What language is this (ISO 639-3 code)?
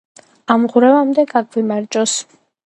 kat